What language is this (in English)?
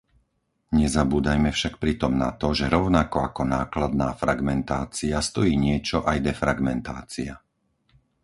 Slovak